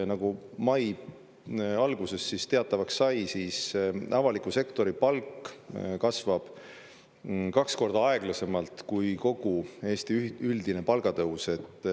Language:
Estonian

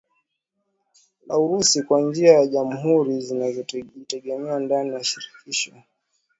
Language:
Swahili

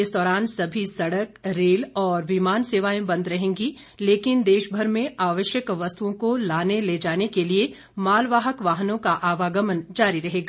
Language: Hindi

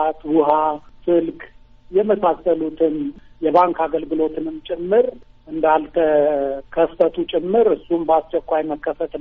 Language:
Amharic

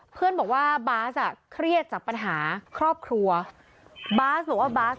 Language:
Thai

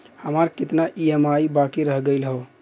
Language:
Bhojpuri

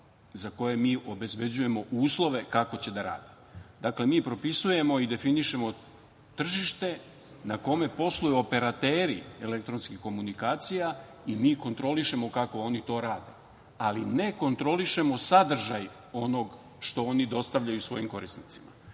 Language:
Serbian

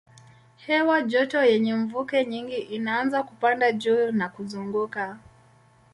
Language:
Swahili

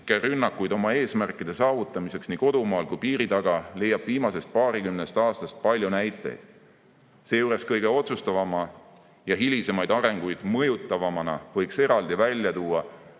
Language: Estonian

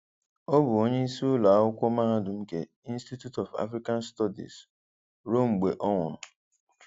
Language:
Igbo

